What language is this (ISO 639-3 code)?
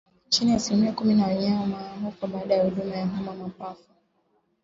swa